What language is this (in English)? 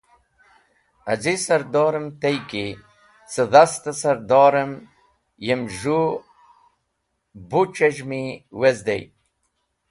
Wakhi